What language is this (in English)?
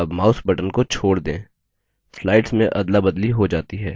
Hindi